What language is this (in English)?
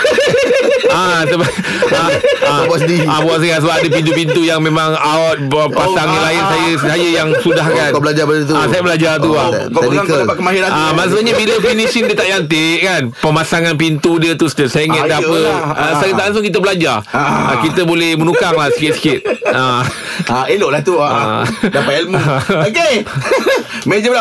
Malay